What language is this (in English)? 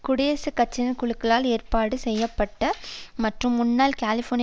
Tamil